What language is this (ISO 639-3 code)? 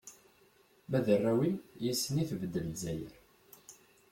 kab